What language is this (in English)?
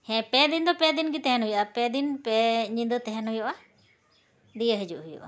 Santali